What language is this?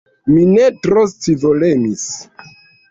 Esperanto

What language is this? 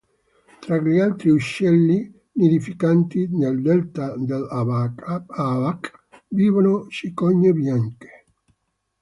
Italian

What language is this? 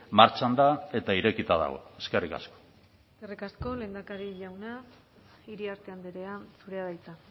Basque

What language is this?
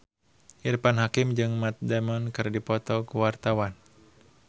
Sundanese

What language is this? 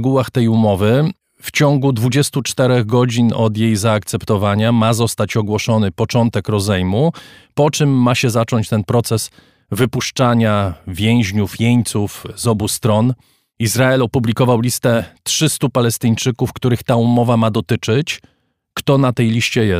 Polish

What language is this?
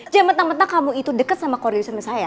Indonesian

